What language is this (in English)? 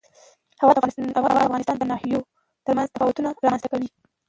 Pashto